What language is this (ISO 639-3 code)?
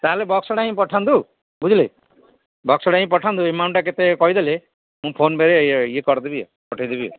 ori